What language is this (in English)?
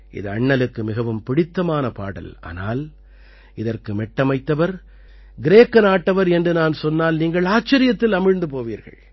Tamil